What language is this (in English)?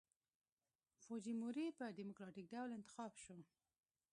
Pashto